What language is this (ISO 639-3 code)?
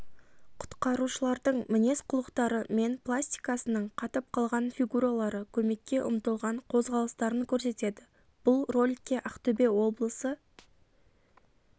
kaz